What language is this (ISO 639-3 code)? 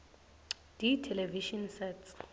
ssw